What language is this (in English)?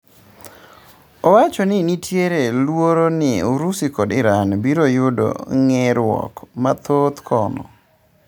Luo (Kenya and Tanzania)